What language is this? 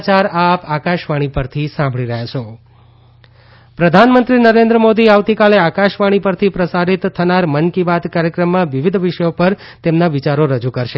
Gujarati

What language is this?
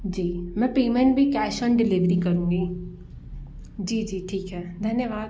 Hindi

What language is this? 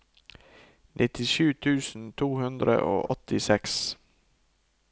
Norwegian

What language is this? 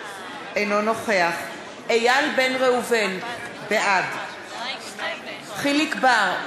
Hebrew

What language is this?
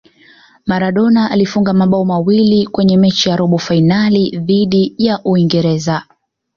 Swahili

